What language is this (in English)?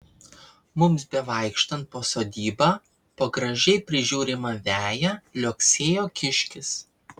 Lithuanian